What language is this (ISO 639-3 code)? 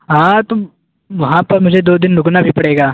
urd